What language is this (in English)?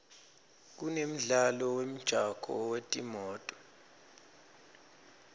Swati